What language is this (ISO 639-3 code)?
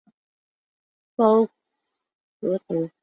zho